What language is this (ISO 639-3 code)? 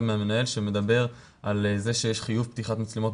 heb